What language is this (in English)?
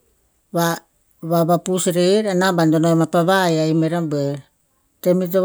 Tinputz